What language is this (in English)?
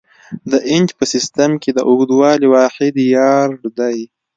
Pashto